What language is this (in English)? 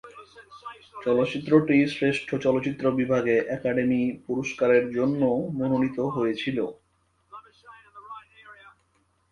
Bangla